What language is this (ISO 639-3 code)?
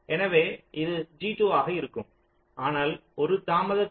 tam